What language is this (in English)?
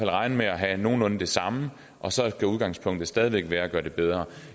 Danish